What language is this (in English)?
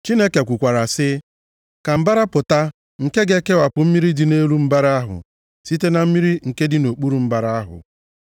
Igbo